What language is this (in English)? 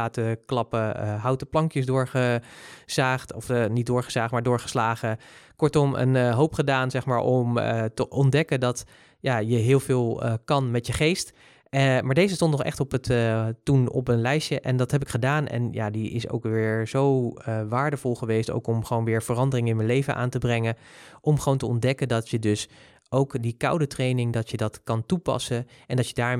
Dutch